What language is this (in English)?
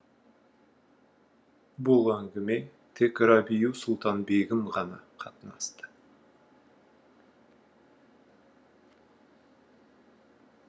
Kazakh